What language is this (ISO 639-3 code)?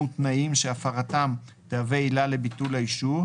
heb